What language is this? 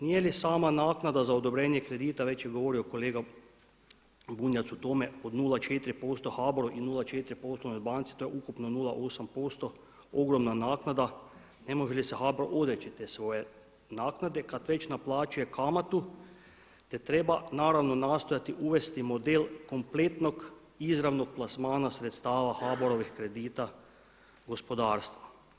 Croatian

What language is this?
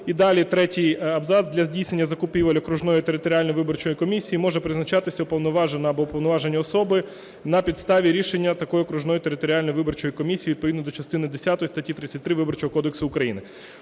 Ukrainian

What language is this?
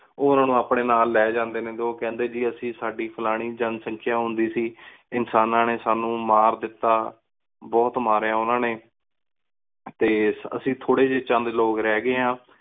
Punjabi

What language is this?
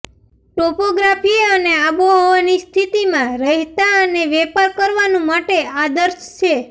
Gujarati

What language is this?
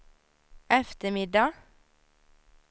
Swedish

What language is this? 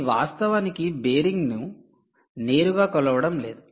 Telugu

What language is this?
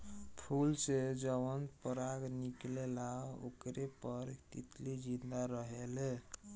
Bhojpuri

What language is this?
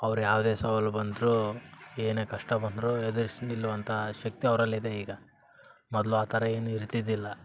Kannada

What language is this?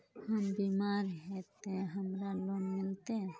Magahi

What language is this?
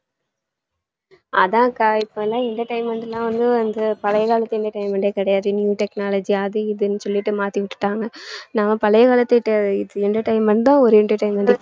Tamil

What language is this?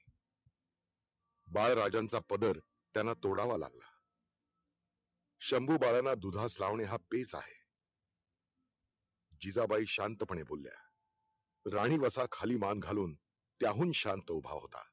Marathi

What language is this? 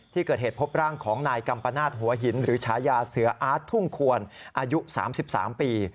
Thai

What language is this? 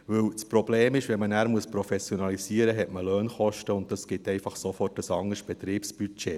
Swiss German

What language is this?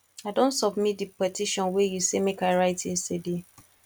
Nigerian Pidgin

